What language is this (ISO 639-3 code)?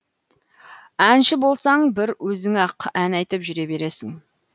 kaz